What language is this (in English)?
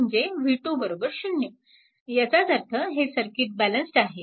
Marathi